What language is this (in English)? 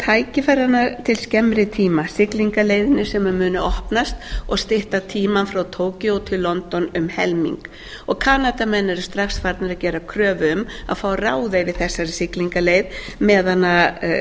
Icelandic